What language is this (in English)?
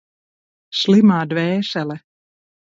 Latvian